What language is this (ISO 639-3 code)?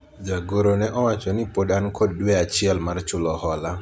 luo